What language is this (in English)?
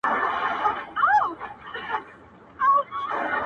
Pashto